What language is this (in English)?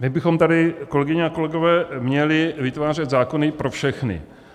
Czech